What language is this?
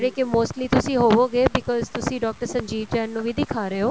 Punjabi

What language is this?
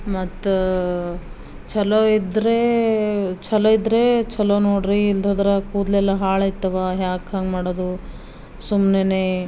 Kannada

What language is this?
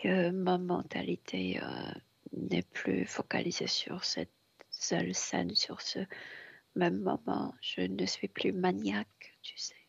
French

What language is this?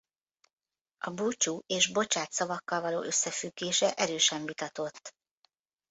Hungarian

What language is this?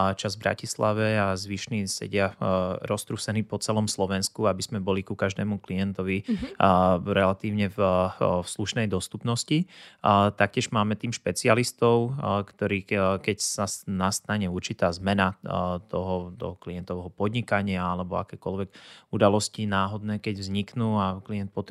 Slovak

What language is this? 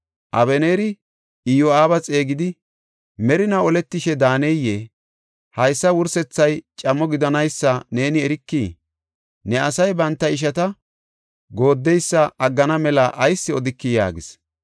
Gofa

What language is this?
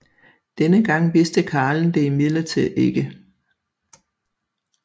Danish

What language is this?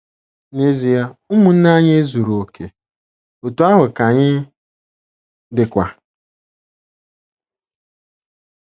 Igbo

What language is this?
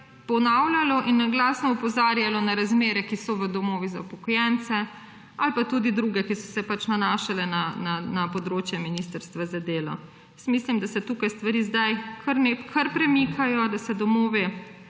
Slovenian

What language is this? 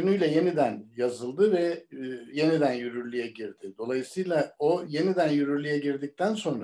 Turkish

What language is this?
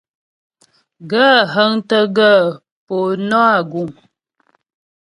Ghomala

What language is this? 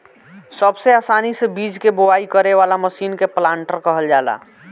Bhojpuri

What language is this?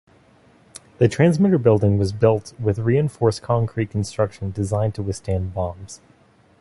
English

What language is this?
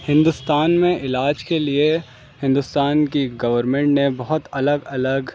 Urdu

